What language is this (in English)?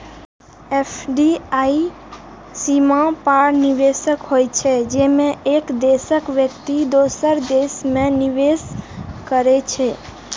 Maithili